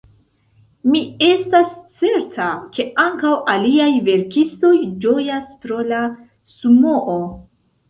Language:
Esperanto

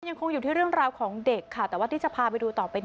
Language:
Thai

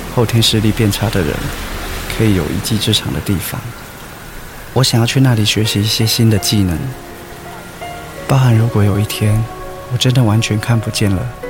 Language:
Chinese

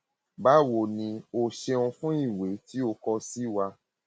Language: Yoruba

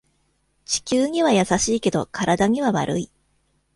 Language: Japanese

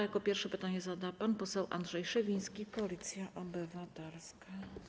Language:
Polish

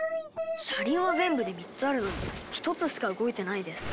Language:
Japanese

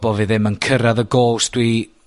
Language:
Welsh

